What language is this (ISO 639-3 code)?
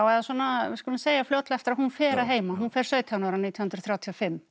isl